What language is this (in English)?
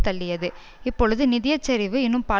Tamil